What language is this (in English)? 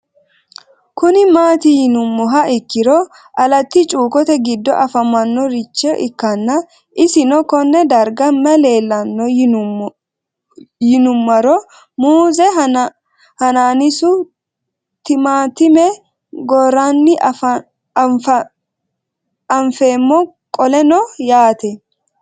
Sidamo